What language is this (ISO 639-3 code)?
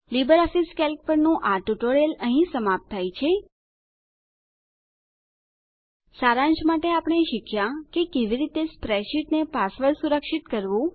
guj